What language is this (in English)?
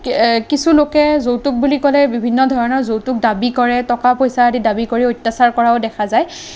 Assamese